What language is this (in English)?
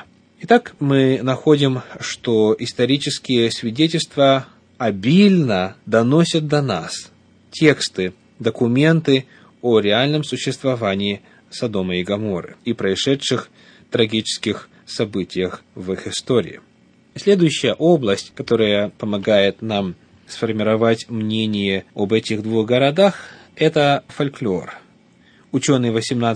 Russian